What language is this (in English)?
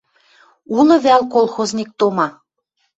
Western Mari